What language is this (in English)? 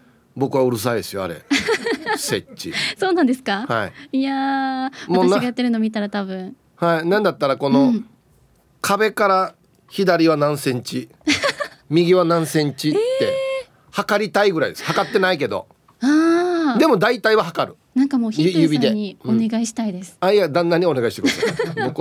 Japanese